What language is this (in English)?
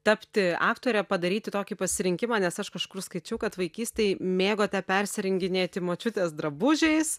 Lithuanian